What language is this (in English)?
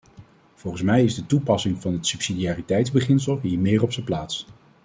Dutch